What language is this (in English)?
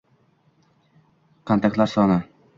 Uzbek